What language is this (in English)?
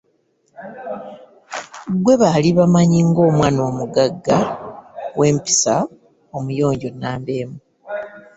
Ganda